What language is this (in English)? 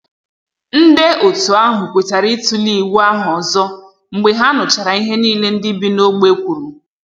Igbo